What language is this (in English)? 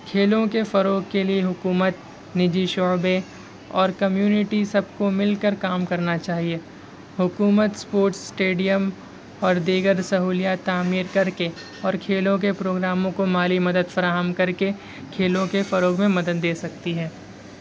Urdu